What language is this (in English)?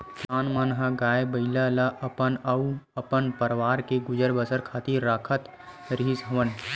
Chhattisgarhi